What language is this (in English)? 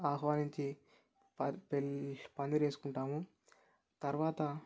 Telugu